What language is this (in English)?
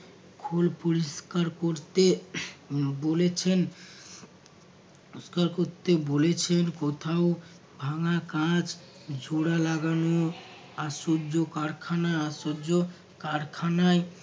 Bangla